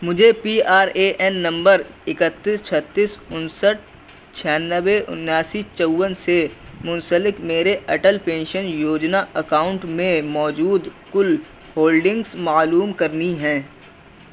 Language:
Urdu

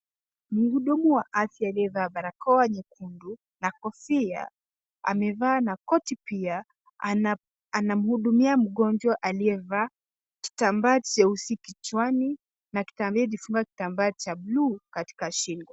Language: Swahili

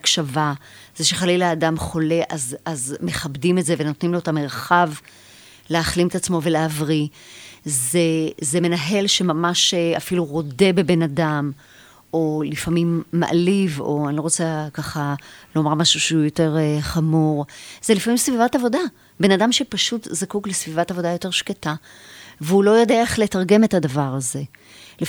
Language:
Hebrew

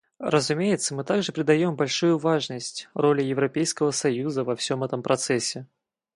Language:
Russian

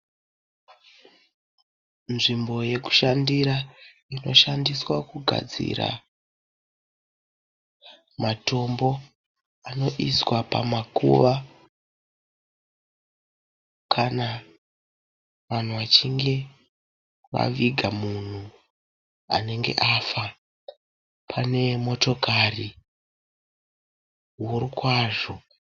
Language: Shona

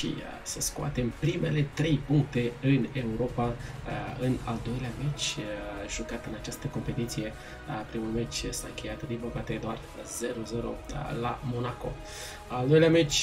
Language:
Romanian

